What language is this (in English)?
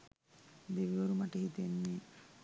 Sinhala